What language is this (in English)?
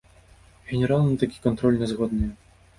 Belarusian